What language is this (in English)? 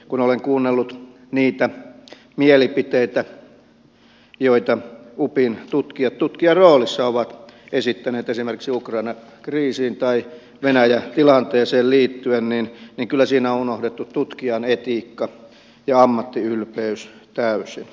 Finnish